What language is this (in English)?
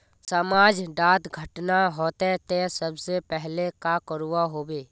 Magahi